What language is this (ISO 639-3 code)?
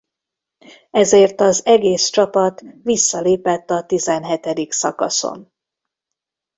hun